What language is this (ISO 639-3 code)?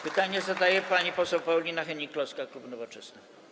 pol